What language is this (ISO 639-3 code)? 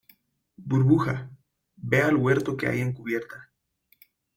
spa